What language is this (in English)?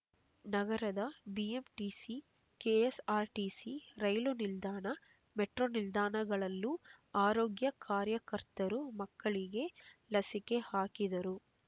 Kannada